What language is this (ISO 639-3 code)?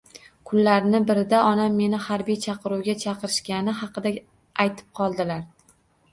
uzb